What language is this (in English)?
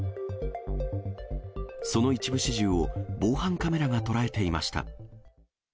Japanese